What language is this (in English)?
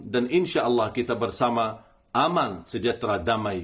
Indonesian